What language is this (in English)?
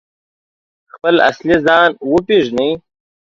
Pashto